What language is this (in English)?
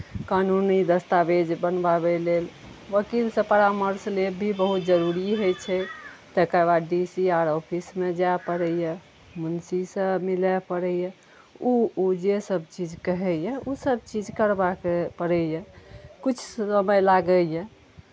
Maithili